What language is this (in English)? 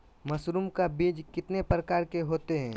Magahi